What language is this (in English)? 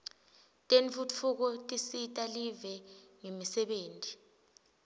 Swati